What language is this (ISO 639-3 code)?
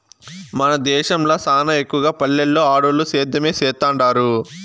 tel